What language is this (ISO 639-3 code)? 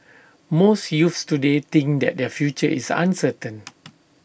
eng